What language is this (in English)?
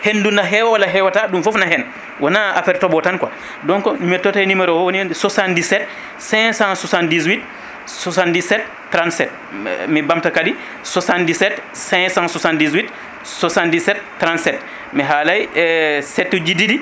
Fula